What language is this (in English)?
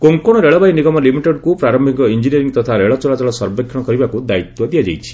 Odia